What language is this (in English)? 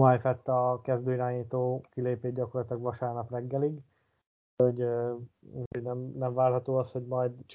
Hungarian